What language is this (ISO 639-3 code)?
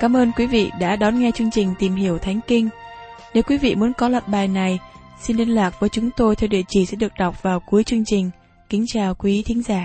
vie